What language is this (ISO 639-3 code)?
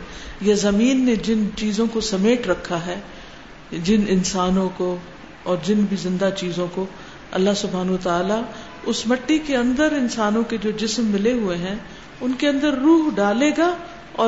urd